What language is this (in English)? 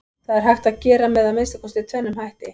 Icelandic